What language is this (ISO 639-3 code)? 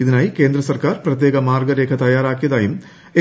mal